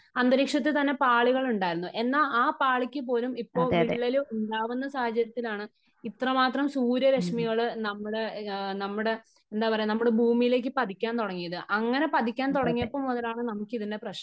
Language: Malayalam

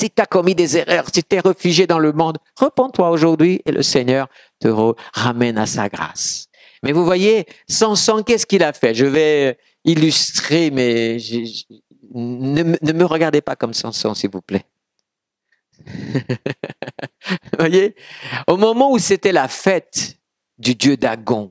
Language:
French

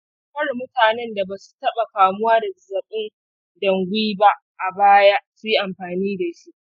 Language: Hausa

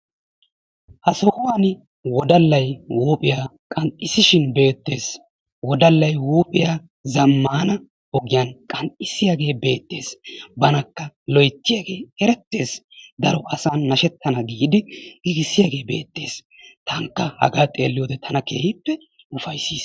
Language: Wolaytta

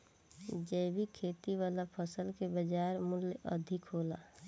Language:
Bhojpuri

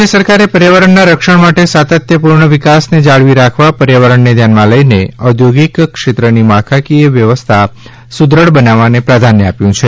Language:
Gujarati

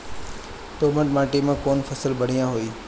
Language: Bhojpuri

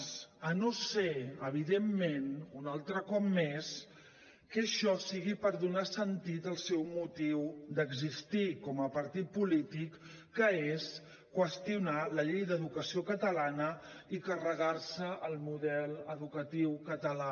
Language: Catalan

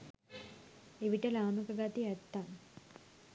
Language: Sinhala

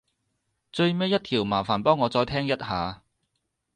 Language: Cantonese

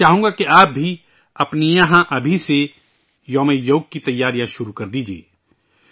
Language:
Urdu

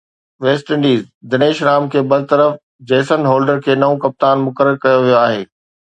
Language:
Sindhi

